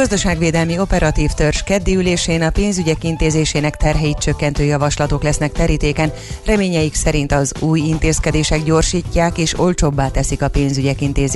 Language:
Hungarian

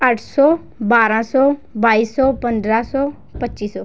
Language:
Punjabi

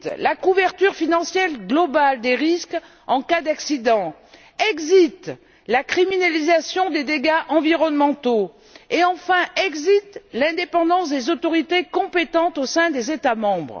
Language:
French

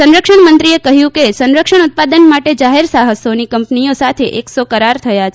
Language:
Gujarati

